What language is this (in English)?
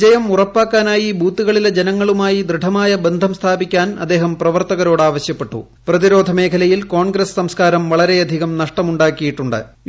Malayalam